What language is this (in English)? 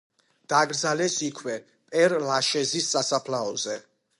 Georgian